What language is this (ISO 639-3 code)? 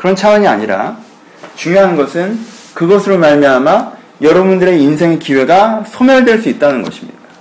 kor